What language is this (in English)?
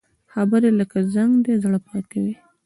Pashto